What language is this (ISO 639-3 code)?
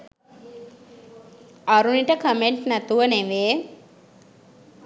sin